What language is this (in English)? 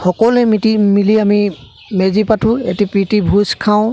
Assamese